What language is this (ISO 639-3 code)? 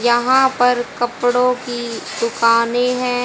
hin